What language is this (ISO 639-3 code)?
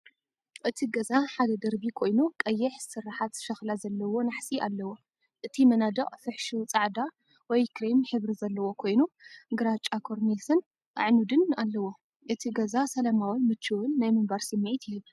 tir